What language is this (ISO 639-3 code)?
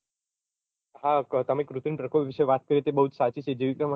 guj